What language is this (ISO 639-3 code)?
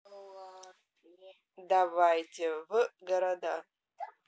rus